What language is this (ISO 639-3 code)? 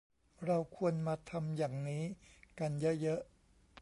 tha